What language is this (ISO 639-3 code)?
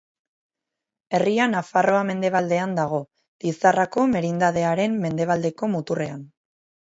eus